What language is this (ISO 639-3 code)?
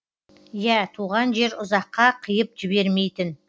kaz